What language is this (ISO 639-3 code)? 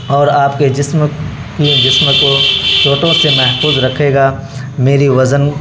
urd